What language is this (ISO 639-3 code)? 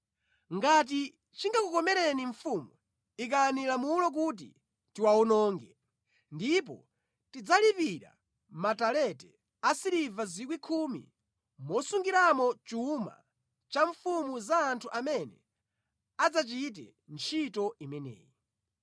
nya